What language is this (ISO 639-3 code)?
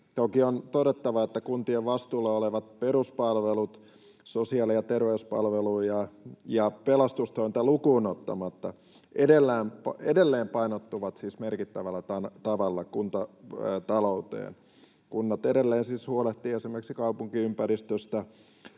fin